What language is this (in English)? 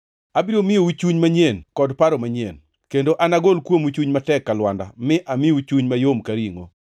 Luo (Kenya and Tanzania)